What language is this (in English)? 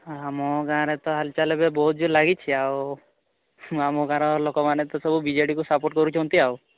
Odia